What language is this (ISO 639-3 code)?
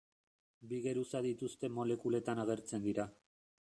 eus